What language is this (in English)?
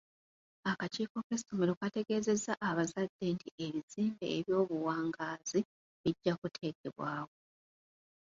Ganda